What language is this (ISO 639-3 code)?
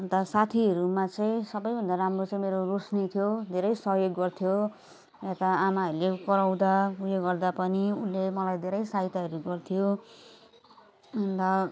nep